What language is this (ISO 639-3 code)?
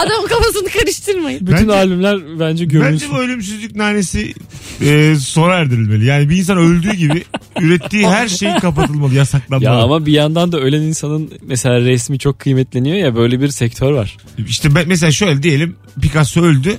tur